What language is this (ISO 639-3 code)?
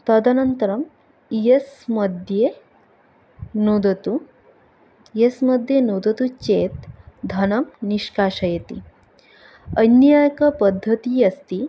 san